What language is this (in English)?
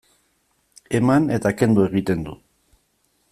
Basque